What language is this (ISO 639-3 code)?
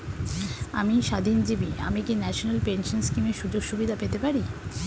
ben